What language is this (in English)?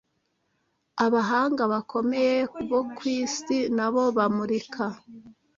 Kinyarwanda